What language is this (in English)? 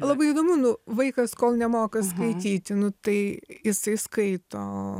Lithuanian